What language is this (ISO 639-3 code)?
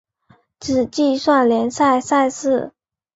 zho